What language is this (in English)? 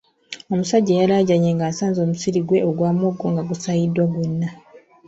Ganda